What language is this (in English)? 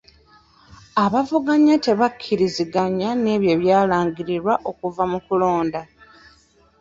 Ganda